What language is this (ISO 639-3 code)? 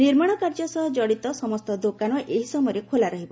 ori